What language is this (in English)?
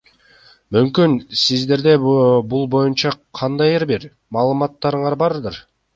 Kyrgyz